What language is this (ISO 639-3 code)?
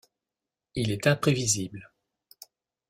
fra